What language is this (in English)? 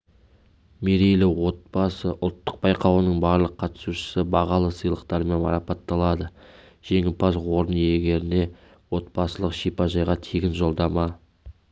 Kazakh